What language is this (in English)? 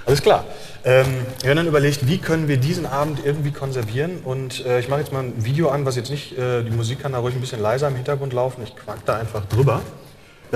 German